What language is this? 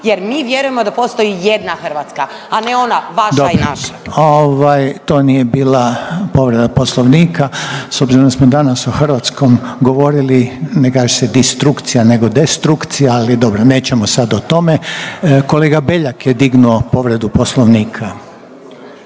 Croatian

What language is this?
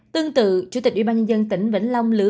Vietnamese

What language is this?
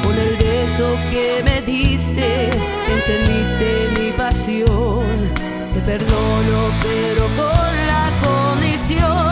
Spanish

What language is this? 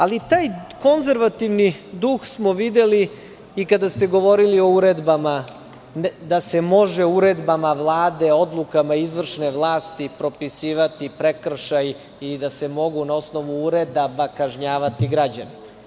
Serbian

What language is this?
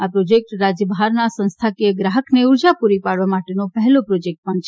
Gujarati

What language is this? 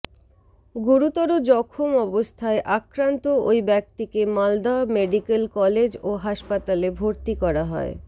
Bangla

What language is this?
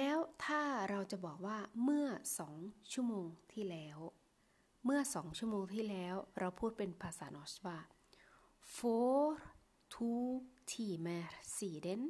Thai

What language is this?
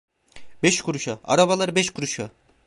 Turkish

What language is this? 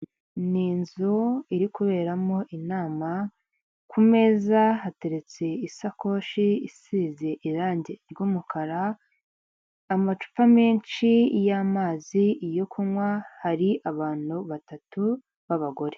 Kinyarwanda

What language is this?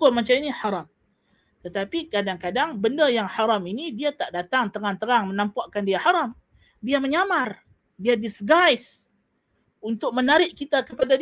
Malay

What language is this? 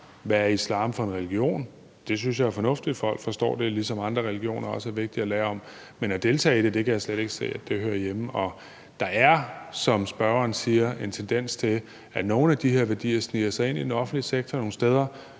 Danish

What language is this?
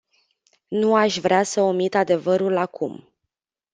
Romanian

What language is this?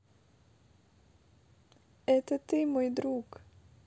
Russian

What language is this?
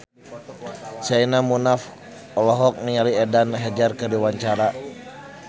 Sundanese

